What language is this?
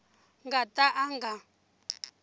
Tsonga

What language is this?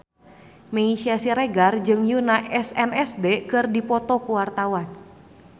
Sundanese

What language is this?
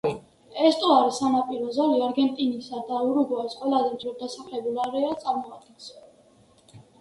Georgian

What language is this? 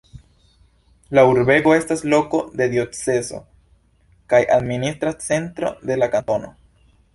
Esperanto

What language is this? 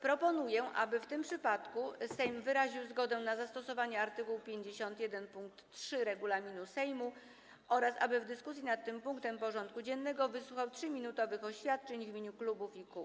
Polish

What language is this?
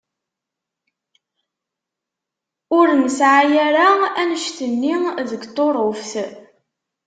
Kabyle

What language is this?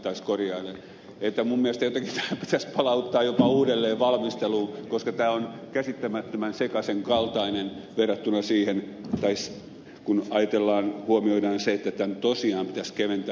Finnish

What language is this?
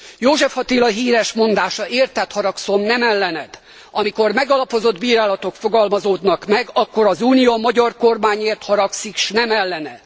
Hungarian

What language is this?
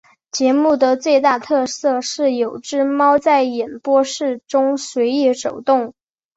Chinese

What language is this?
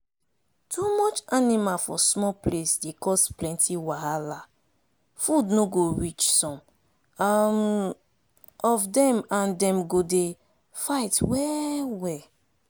Nigerian Pidgin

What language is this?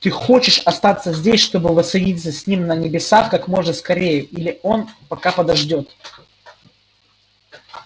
Russian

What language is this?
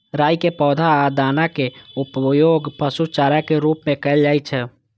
Maithili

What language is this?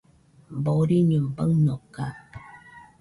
Nüpode Huitoto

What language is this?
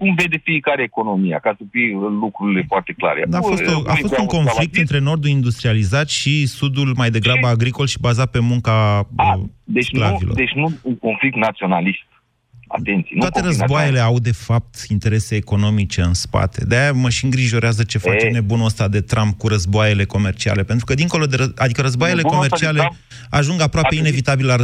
Romanian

